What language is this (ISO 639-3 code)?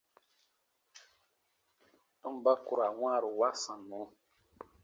bba